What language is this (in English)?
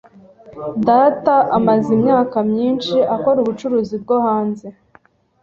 Kinyarwanda